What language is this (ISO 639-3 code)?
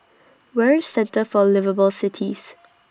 eng